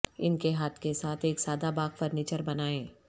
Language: Urdu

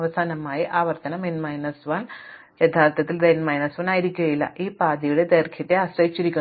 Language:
Malayalam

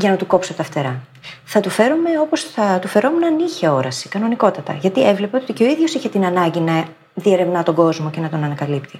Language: Greek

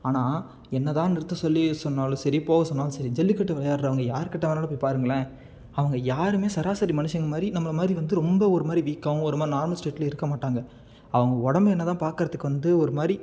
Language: Tamil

